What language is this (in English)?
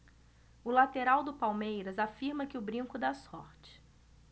Portuguese